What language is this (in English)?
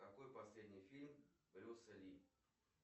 Russian